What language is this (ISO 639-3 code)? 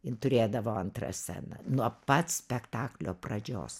lit